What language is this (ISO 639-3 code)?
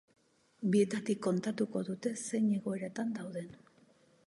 eus